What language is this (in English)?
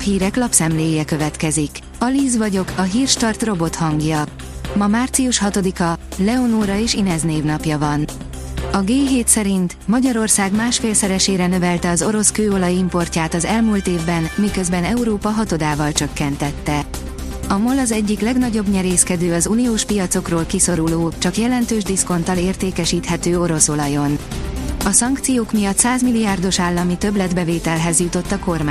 Hungarian